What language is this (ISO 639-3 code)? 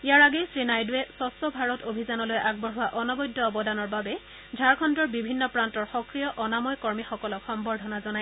asm